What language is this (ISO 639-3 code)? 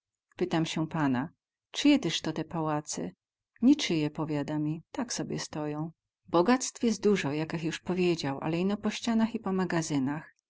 pol